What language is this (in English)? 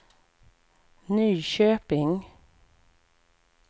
Swedish